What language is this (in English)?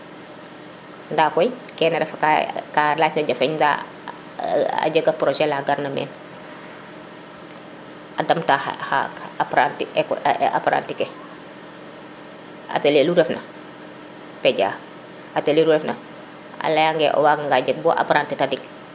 Serer